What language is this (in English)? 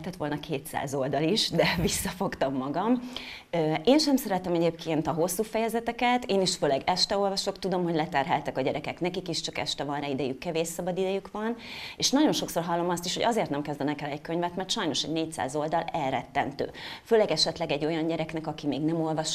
Hungarian